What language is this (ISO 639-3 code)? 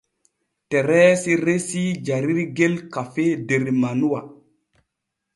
fue